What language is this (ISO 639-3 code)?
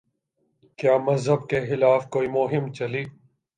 urd